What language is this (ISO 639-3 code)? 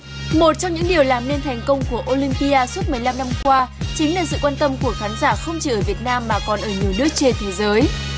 vie